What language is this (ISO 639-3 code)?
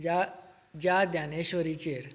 kok